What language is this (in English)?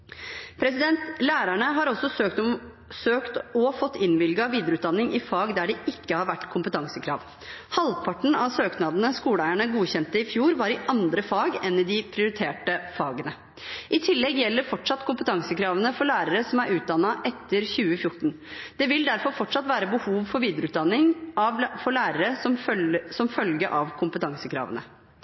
Norwegian Bokmål